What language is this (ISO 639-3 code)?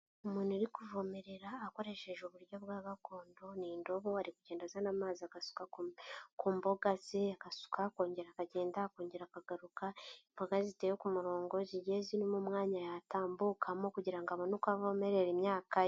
kin